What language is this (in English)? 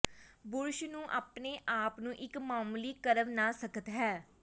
Punjabi